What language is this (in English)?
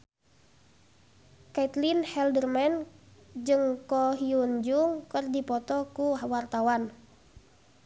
Sundanese